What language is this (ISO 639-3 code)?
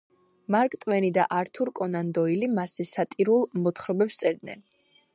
kat